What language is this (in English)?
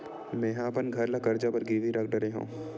Chhattisgarhi